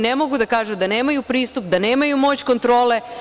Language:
Serbian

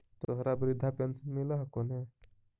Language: Magahi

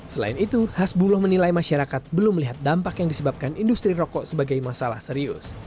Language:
Indonesian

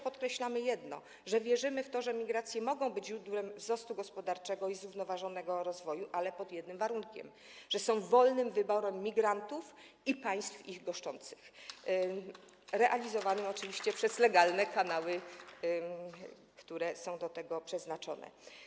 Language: Polish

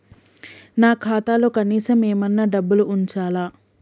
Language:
Telugu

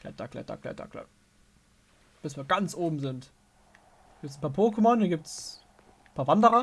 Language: German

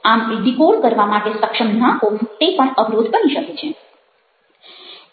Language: Gujarati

